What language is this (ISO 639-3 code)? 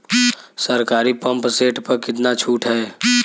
bho